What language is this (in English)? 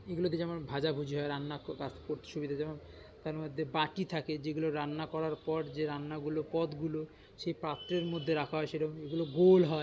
Bangla